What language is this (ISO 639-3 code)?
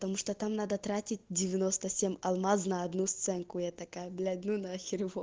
rus